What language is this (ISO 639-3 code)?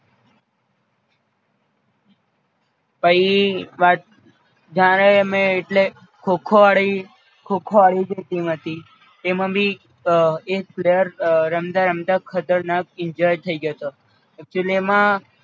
guj